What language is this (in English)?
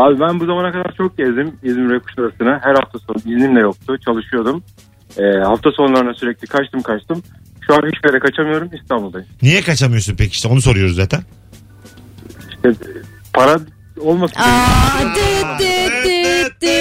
Turkish